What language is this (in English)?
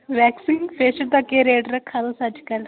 Dogri